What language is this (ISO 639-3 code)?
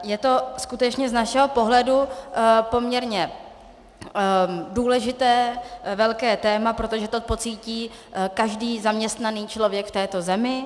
ces